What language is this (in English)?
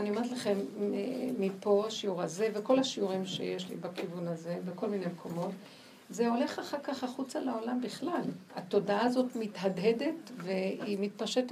Hebrew